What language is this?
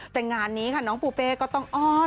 Thai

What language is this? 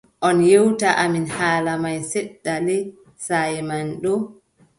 Adamawa Fulfulde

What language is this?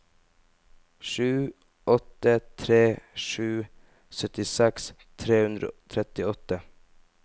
Norwegian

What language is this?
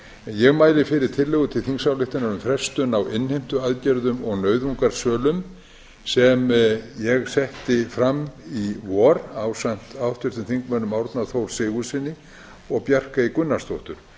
Icelandic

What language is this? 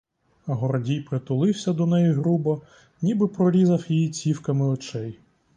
Ukrainian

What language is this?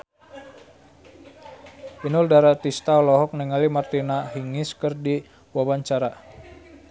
Sundanese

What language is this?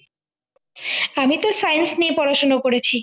Bangla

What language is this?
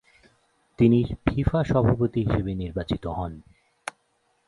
Bangla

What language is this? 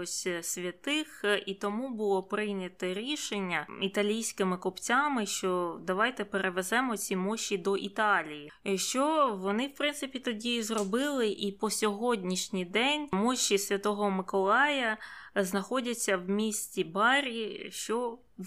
Ukrainian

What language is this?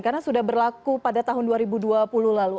Indonesian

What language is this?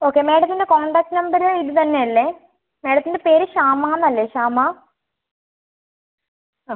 Malayalam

